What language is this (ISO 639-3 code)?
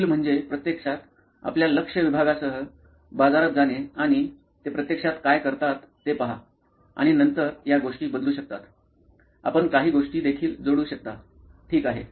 mar